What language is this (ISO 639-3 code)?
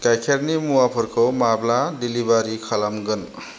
brx